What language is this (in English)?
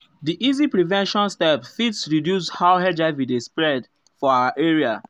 Nigerian Pidgin